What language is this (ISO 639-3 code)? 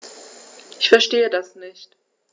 deu